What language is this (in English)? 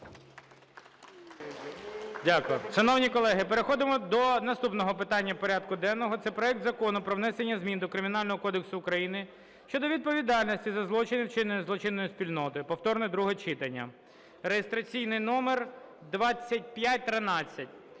Ukrainian